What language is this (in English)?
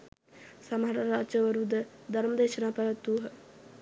Sinhala